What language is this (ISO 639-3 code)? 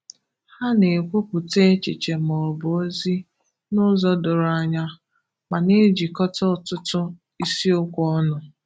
ibo